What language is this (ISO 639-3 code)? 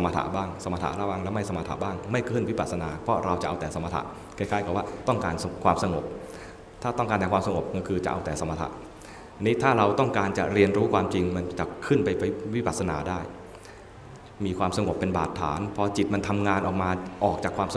tha